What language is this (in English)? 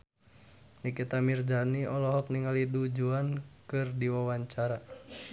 Sundanese